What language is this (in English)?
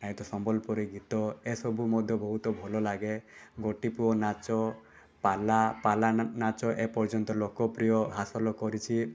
Odia